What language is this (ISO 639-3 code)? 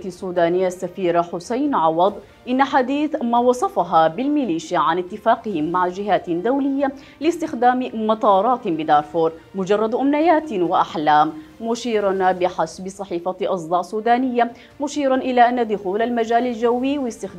ara